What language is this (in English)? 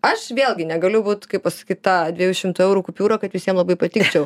Lithuanian